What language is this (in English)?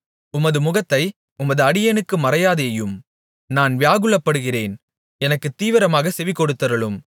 Tamil